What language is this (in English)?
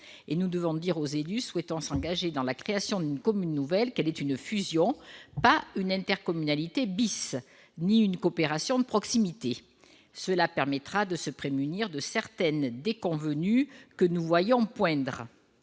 French